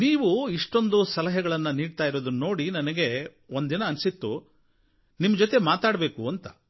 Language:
Kannada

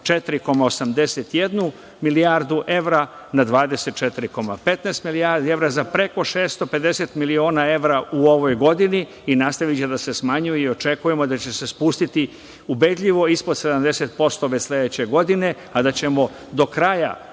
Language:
Serbian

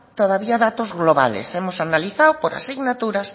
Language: Spanish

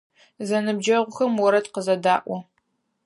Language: Adyghe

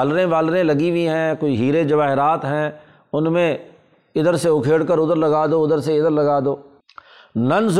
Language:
Urdu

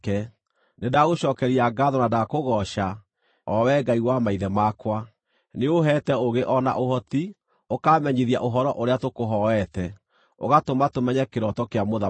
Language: Kikuyu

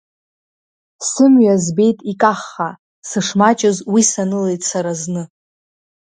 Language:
Abkhazian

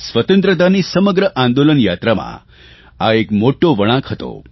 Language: Gujarati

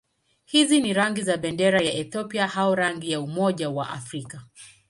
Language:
Swahili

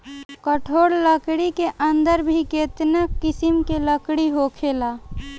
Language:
Bhojpuri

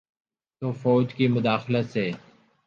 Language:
Urdu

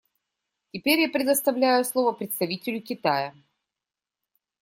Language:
Russian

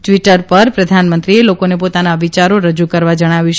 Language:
Gujarati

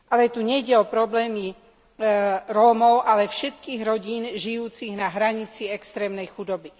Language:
Slovak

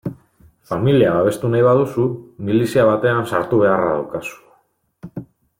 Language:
Basque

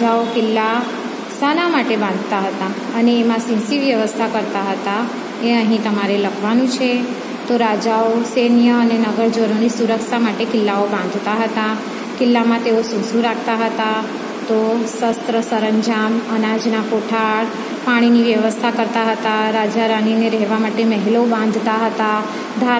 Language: Hindi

